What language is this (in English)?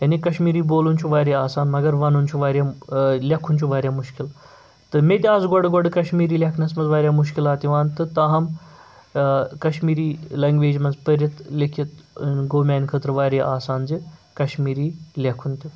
Kashmiri